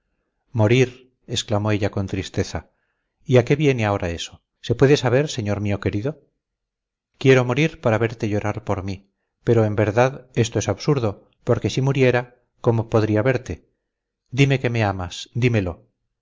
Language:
Spanish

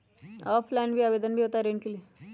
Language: Magahi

